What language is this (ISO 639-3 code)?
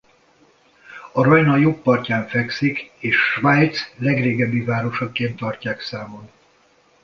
hun